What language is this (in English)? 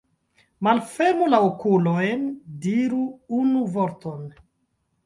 Esperanto